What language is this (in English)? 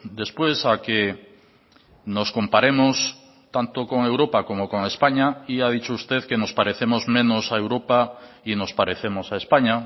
Spanish